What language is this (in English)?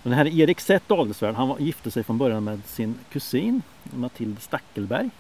Swedish